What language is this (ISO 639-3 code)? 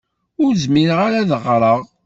kab